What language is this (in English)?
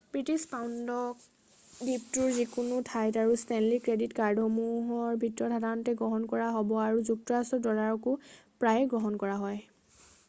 Assamese